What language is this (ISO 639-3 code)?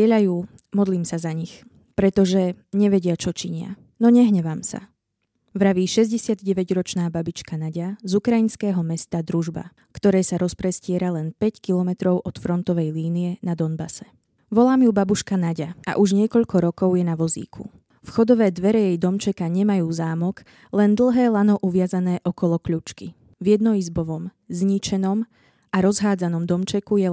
slk